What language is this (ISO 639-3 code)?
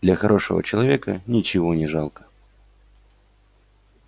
rus